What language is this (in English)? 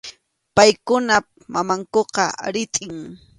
Arequipa-La Unión Quechua